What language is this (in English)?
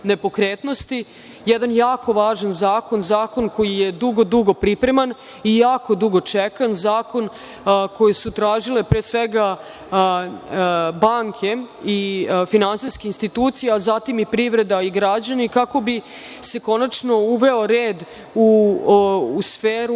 Serbian